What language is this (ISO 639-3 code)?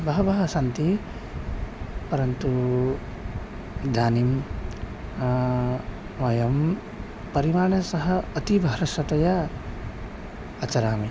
san